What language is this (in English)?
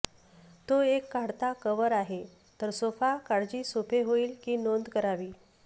Marathi